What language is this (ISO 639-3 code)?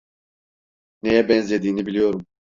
tur